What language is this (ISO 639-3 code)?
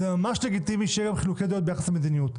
heb